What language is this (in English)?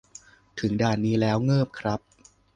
Thai